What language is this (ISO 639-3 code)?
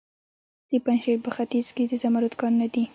pus